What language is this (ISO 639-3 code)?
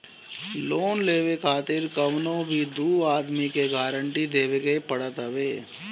bho